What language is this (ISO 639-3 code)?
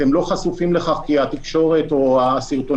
heb